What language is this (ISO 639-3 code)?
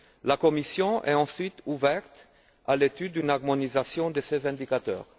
fra